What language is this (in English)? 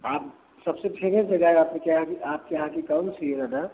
Hindi